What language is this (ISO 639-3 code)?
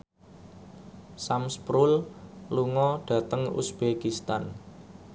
jav